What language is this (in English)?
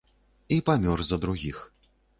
Belarusian